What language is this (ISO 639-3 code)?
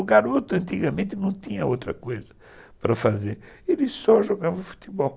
por